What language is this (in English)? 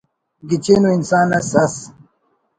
Brahui